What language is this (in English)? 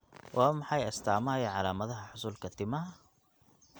Somali